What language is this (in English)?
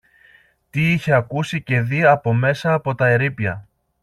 Greek